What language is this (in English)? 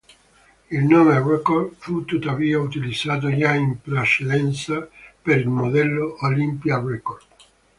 Italian